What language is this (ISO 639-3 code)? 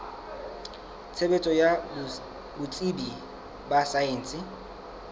sot